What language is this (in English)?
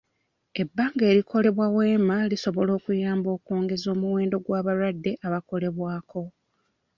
Ganda